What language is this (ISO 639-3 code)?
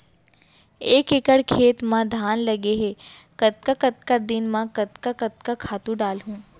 hne